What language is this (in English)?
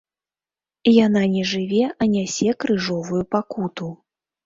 Belarusian